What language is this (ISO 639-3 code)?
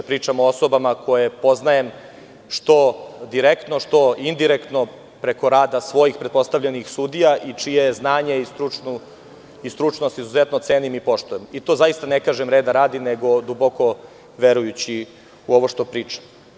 srp